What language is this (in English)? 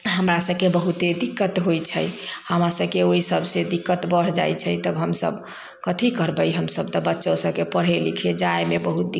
Maithili